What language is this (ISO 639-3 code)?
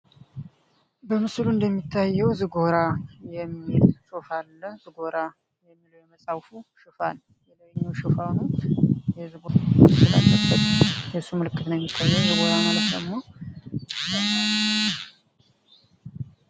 amh